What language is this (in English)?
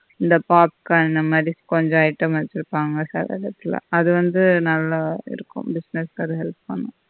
Tamil